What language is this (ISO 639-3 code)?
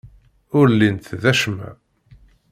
kab